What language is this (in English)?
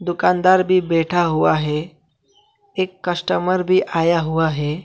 Hindi